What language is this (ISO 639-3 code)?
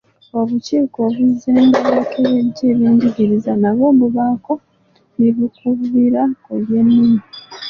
lug